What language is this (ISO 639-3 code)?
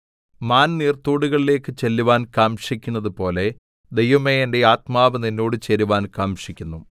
mal